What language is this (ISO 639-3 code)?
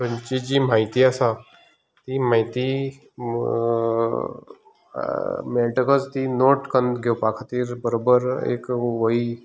kok